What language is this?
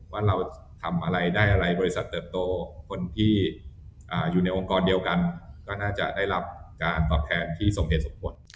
Thai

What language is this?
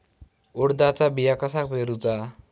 Marathi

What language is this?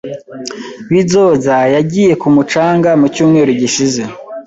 Kinyarwanda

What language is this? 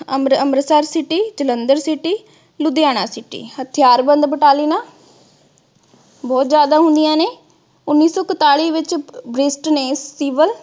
Punjabi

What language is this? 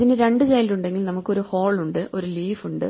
Malayalam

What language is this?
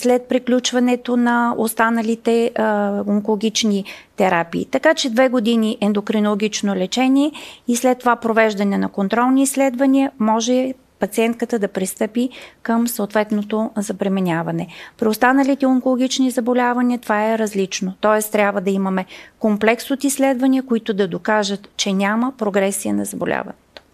Bulgarian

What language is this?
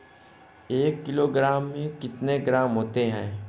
Hindi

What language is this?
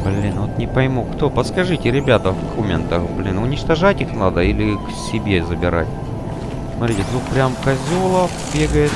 Russian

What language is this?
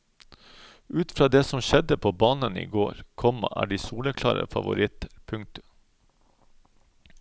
Norwegian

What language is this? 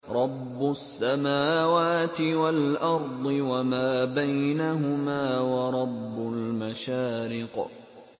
Arabic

